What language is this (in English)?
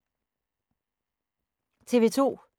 Danish